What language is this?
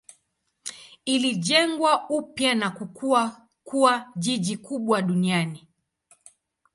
Swahili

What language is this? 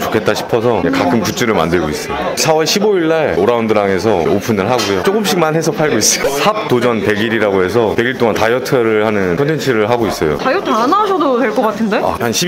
Korean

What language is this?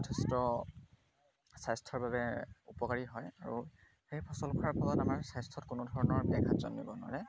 Assamese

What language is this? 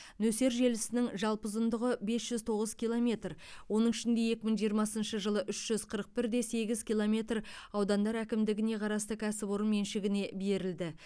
Kazakh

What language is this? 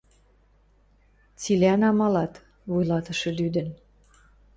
Western Mari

